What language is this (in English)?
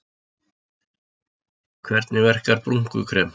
Icelandic